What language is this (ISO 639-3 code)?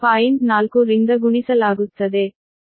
kan